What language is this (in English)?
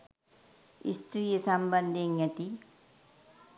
Sinhala